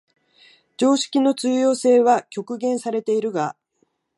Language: Japanese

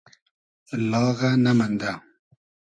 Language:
Hazaragi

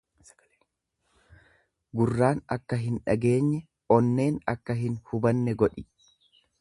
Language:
Oromo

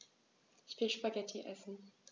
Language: German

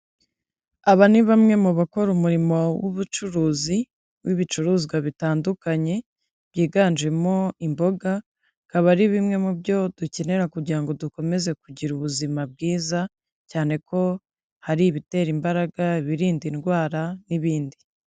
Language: Kinyarwanda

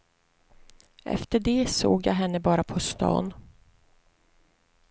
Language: Swedish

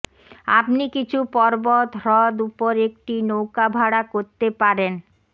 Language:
Bangla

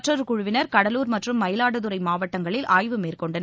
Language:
Tamil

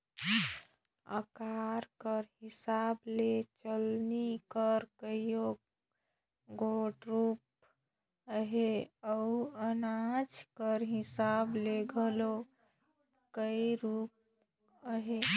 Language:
Chhattisgarhi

